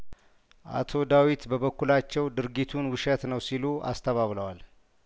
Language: Amharic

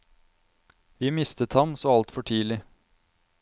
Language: Norwegian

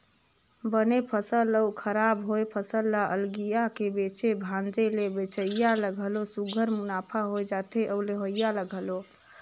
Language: Chhattisgarhi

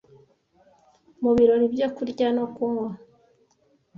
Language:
Kinyarwanda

